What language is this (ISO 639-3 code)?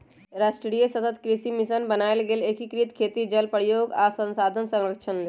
mag